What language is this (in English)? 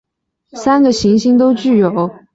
Chinese